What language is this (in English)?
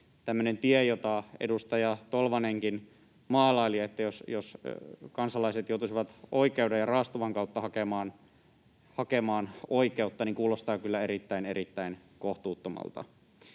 Finnish